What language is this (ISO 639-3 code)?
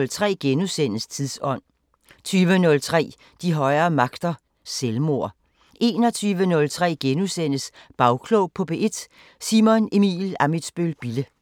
dan